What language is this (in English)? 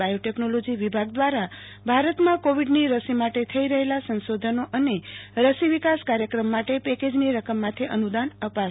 Gujarati